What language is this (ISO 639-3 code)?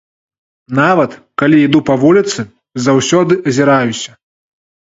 bel